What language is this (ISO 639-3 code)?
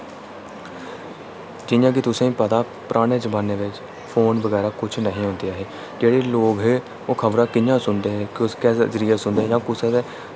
doi